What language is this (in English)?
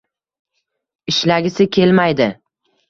Uzbek